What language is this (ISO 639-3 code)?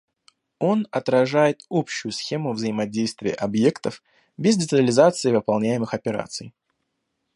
rus